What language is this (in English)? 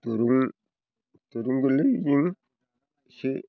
Bodo